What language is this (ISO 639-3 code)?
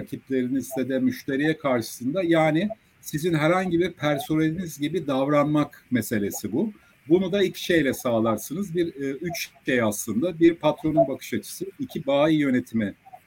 tur